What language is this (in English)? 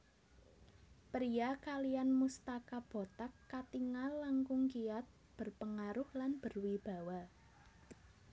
Javanese